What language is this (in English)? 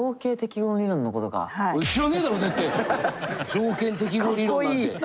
Japanese